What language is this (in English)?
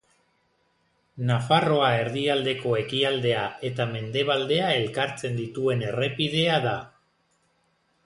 Basque